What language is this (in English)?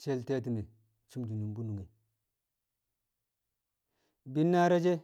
Kamo